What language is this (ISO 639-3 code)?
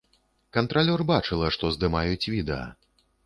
bel